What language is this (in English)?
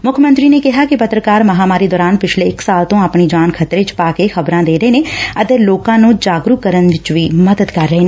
Punjabi